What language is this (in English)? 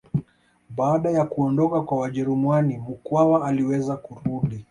Swahili